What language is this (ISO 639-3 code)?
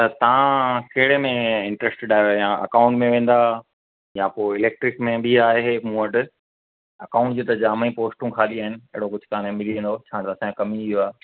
snd